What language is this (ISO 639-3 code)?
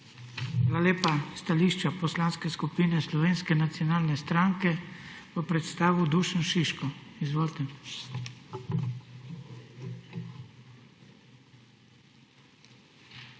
slv